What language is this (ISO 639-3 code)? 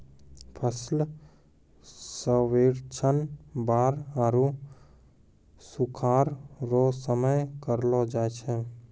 mai